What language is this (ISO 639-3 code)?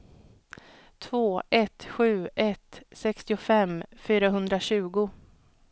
swe